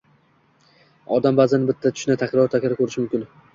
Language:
Uzbek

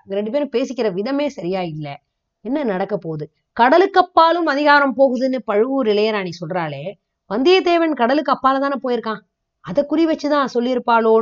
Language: Tamil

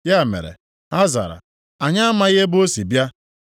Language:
Igbo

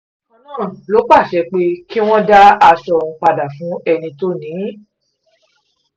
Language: Yoruba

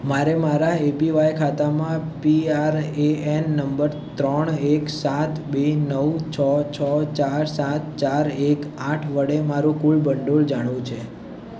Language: Gujarati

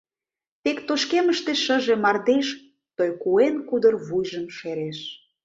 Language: Mari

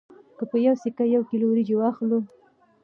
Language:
Pashto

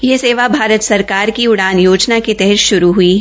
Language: Hindi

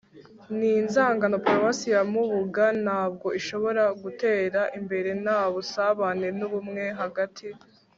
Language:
Kinyarwanda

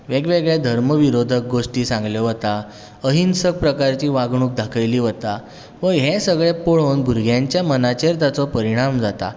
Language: Konkani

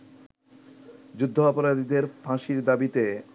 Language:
Bangla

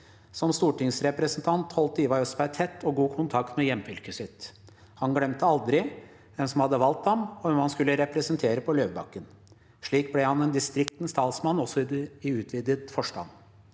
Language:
Norwegian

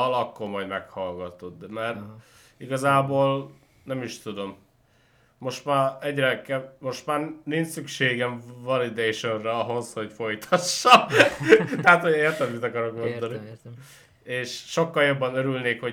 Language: Hungarian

